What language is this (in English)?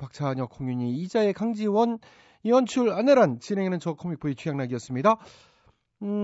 Korean